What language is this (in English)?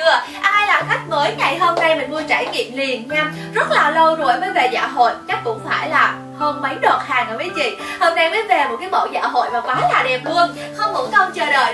Vietnamese